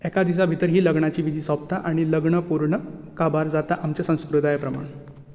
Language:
Konkani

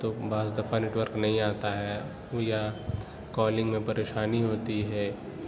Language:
Urdu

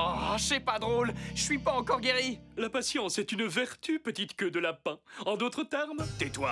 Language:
French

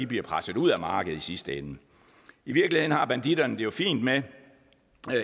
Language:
Danish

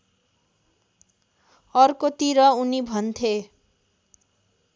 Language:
Nepali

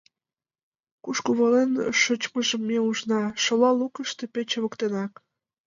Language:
Mari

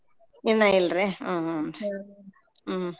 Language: Kannada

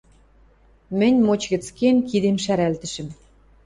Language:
Western Mari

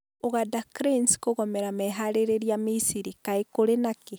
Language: Kikuyu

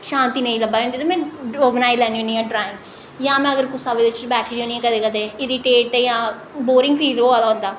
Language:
Dogri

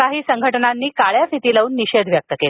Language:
Marathi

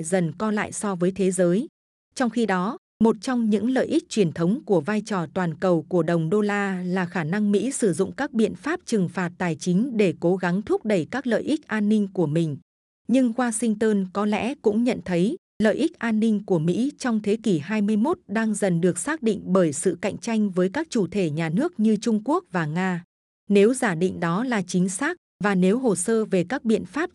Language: Vietnamese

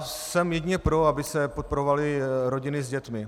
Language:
Czech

